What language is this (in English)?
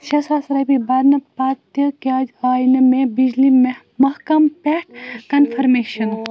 Kashmiri